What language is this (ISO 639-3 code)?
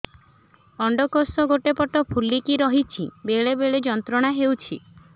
ori